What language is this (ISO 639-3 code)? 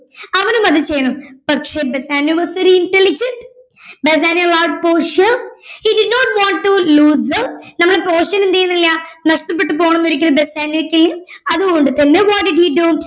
mal